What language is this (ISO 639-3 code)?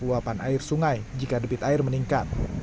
ind